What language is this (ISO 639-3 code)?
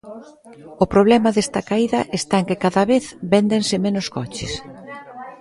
glg